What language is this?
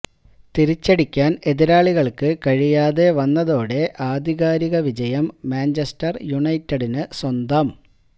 Malayalam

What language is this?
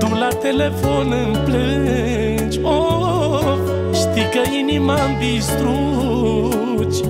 Romanian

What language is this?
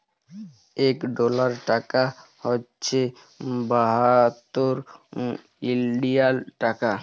Bangla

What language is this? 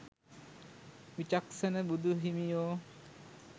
Sinhala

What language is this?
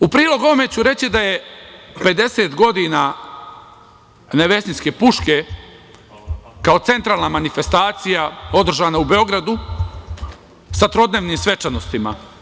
Serbian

